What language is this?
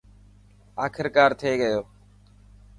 Dhatki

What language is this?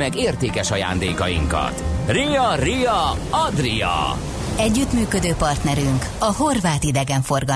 Hungarian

